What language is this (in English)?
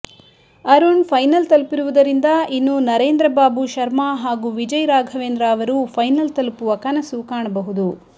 Kannada